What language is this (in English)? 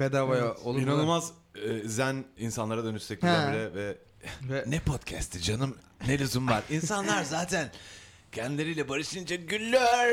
Turkish